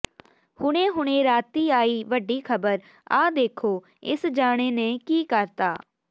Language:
Punjabi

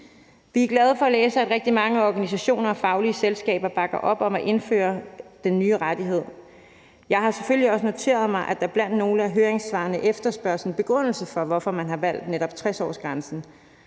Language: Danish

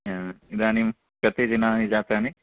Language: Sanskrit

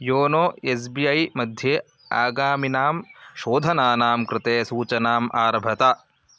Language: Sanskrit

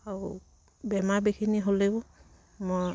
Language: Assamese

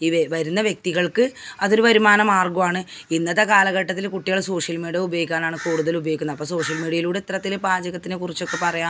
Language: Malayalam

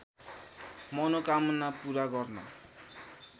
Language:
Nepali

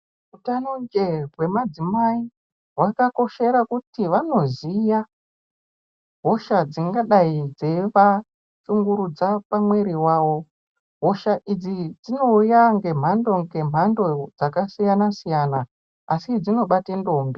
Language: Ndau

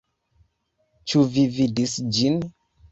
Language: Esperanto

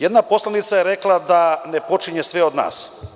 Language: Serbian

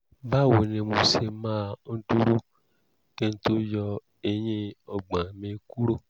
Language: Yoruba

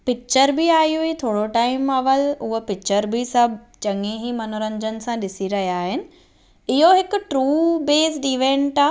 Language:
Sindhi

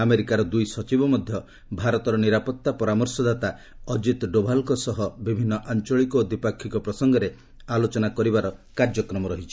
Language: Odia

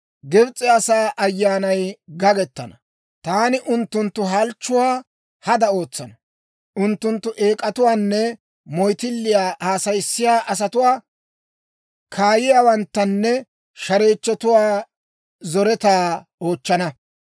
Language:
Dawro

